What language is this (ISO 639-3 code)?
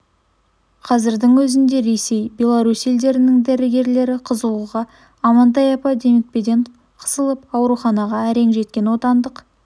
kaz